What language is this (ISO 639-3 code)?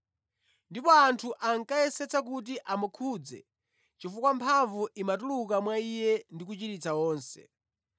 nya